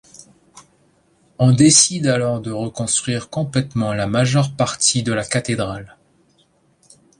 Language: French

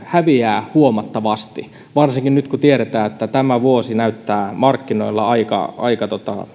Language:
Finnish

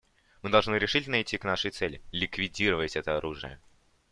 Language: Russian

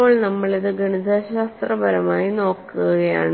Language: Malayalam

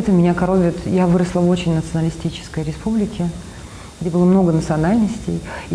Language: Russian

